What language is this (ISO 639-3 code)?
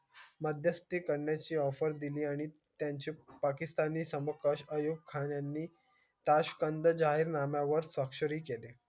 mar